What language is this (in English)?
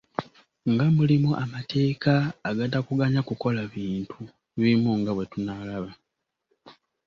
Ganda